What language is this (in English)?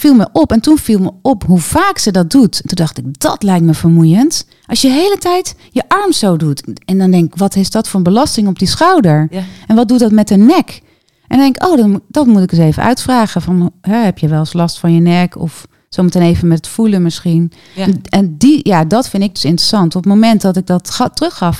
Dutch